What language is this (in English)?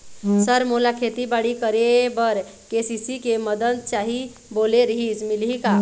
Chhattisgarhi